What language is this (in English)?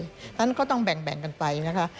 Thai